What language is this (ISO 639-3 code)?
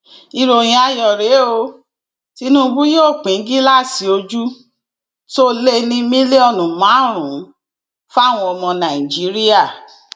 yor